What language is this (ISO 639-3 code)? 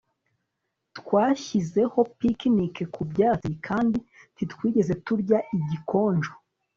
kin